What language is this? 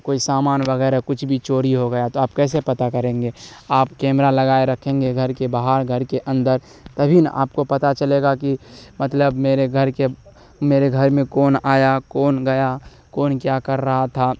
Urdu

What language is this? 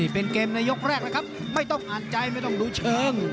Thai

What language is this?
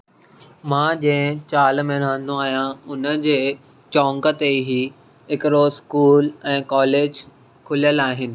Sindhi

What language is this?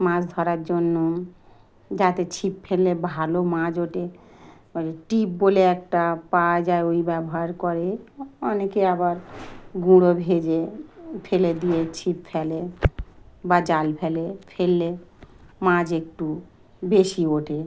Bangla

